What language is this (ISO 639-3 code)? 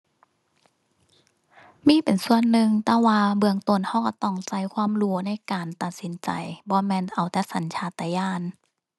tha